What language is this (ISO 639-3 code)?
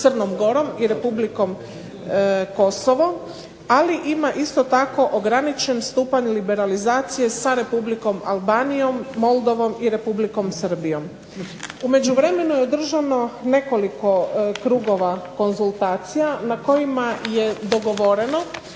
hrv